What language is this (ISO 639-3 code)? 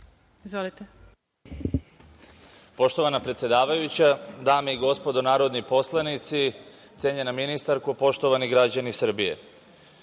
srp